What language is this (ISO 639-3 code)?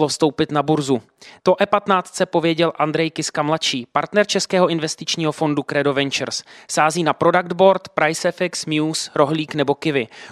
ces